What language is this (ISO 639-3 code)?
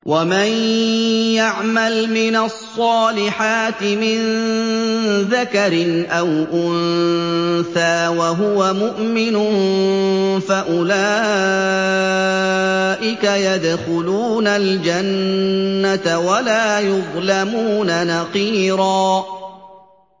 ara